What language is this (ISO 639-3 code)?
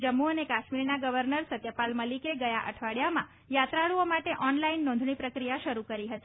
guj